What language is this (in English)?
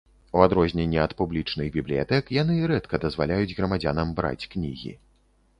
Belarusian